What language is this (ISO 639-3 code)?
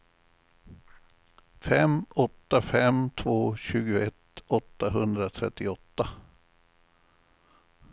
swe